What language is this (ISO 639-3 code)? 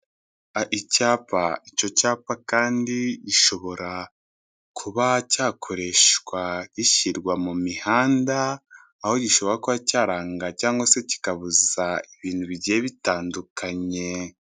kin